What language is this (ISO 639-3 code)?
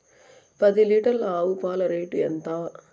tel